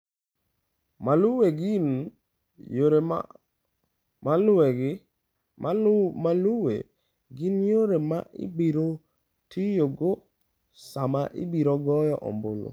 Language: Luo (Kenya and Tanzania)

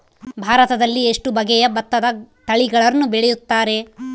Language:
Kannada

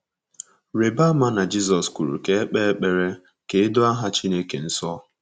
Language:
Igbo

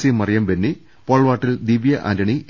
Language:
Malayalam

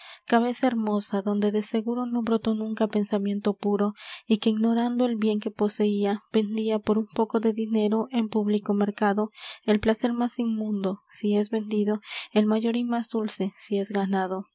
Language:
Spanish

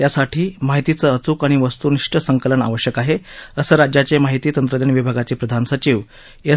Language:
Marathi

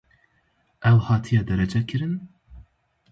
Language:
Kurdish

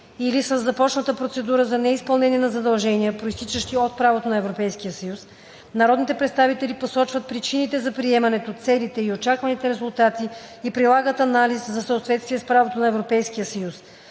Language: Bulgarian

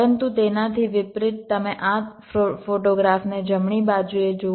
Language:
Gujarati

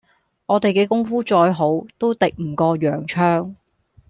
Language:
Cantonese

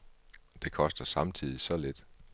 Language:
Danish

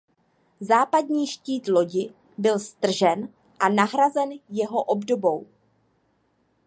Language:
Czech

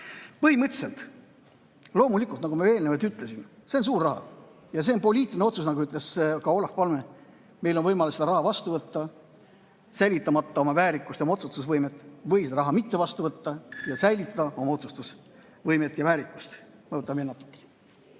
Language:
Estonian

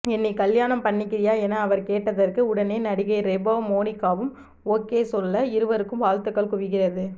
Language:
Tamil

